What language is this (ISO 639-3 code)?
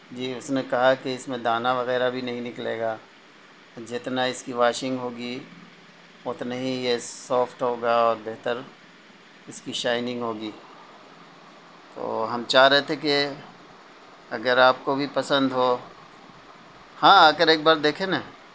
urd